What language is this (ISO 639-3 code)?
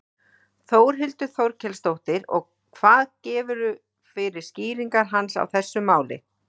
isl